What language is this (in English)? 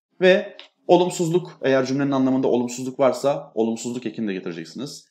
Turkish